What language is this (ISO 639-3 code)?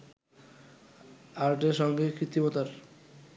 ben